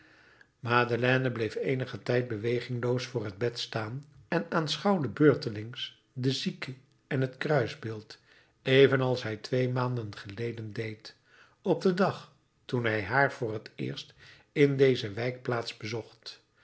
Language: Dutch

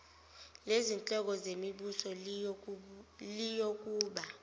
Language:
Zulu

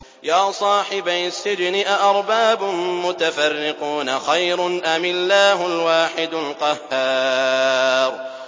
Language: Arabic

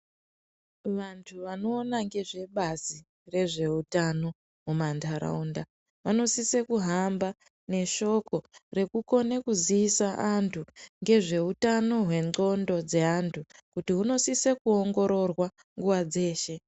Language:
Ndau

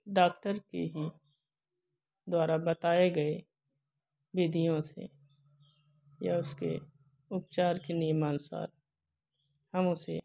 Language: Hindi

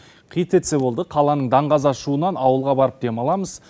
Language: Kazakh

